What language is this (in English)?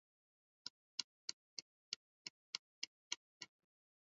Swahili